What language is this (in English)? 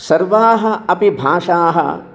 Sanskrit